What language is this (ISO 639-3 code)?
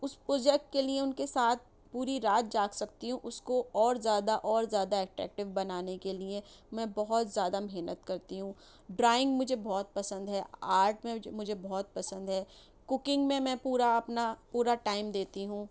urd